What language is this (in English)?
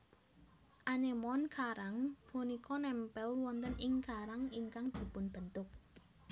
Javanese